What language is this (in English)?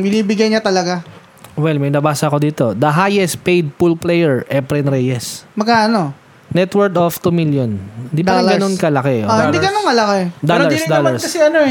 Filipino